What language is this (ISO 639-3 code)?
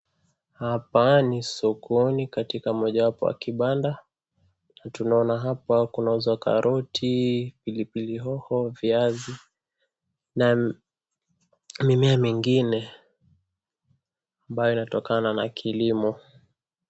swa